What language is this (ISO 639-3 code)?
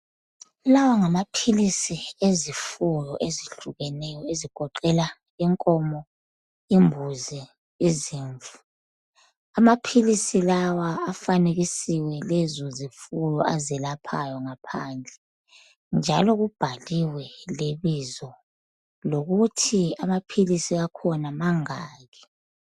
nde